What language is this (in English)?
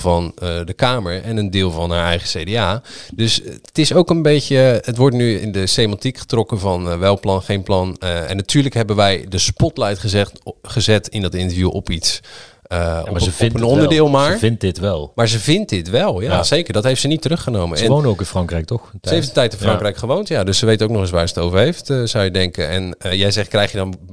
Dutch